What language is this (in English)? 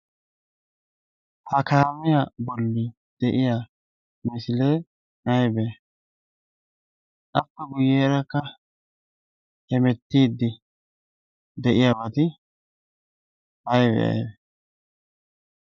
Wolaytta